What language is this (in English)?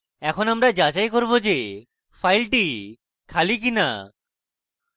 Bangla